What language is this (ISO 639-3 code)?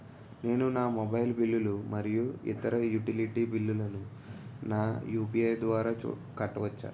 tel